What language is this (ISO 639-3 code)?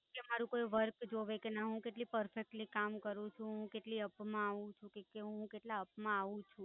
guj